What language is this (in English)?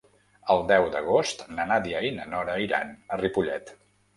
Catalan